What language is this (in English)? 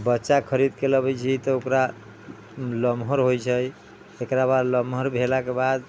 Maithili